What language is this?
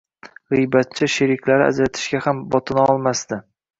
Uzbek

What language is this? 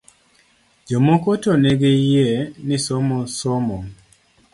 Luo (Kenya and Tanzania)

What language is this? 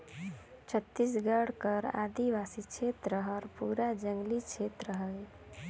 Chhattisgarhi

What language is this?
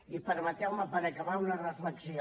Catalan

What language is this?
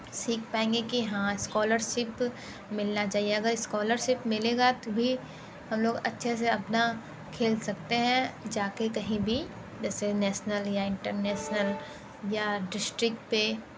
Hindi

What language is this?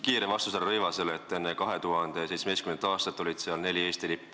Estonian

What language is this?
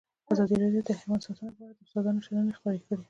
Pashto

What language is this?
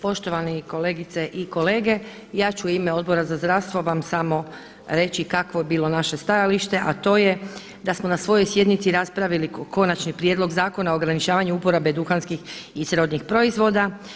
Croatian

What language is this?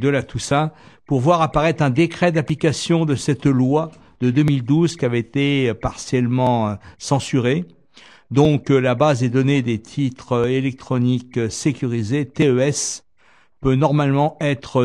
French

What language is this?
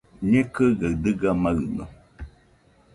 Nüpode Huitoto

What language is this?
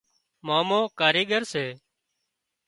Wadiyara Koli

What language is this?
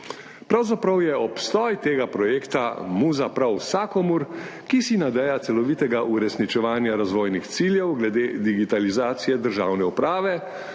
Slovenian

